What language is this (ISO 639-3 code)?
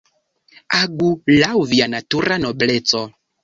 epo